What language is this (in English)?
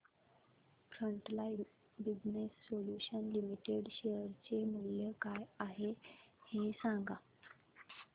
Marathi